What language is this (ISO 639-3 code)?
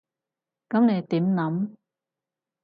yue